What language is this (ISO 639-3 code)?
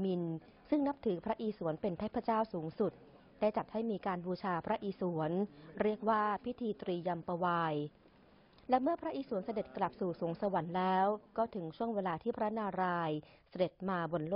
tha